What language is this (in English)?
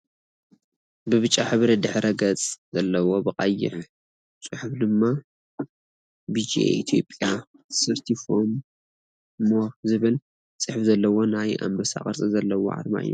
Tigrinya